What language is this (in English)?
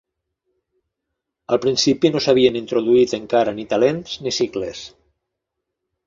Catalan